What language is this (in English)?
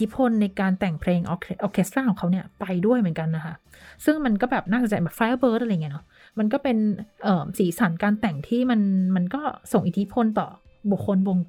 Thai